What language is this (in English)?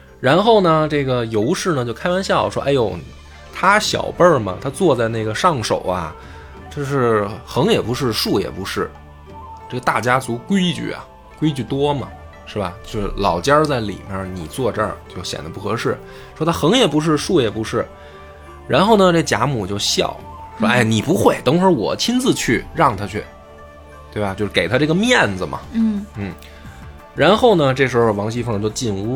Chinese